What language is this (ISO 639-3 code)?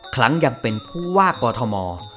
tha